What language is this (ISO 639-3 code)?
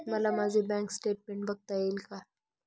mar